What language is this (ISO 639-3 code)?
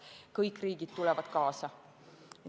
est